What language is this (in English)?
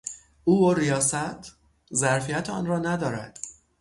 Persian